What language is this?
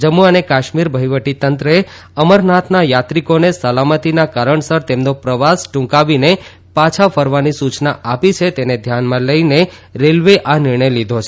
Gujarati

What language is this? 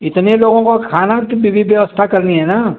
Hindi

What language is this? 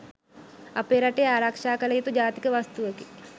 Sinhala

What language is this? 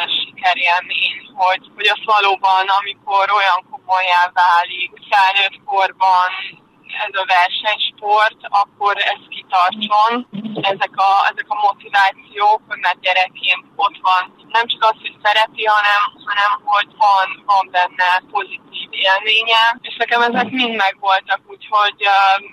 Hungarian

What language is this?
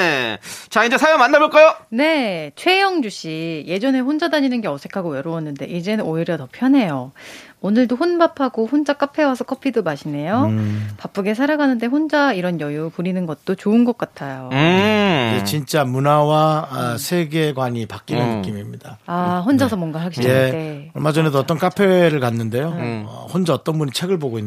Korean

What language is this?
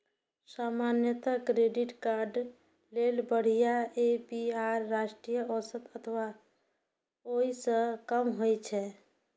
Maithili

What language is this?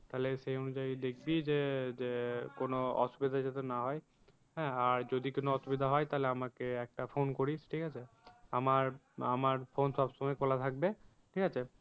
Bangla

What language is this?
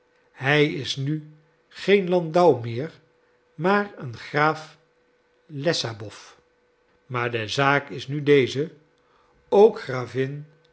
Dutch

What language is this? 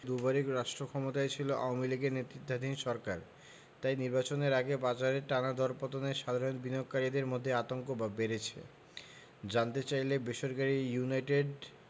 Bangla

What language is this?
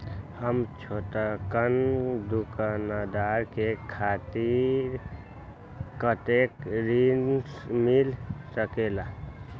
Magahi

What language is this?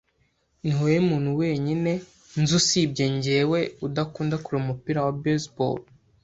Kinyarwanda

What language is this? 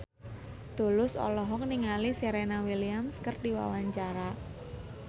Sundanese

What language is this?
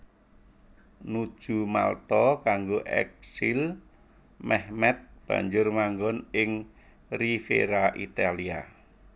Javanese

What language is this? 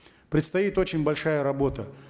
Kazakh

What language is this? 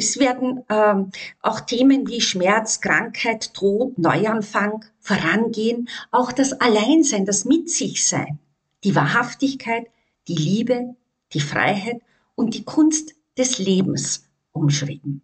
German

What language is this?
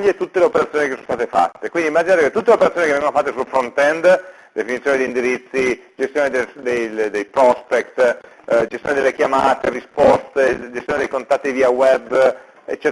Italian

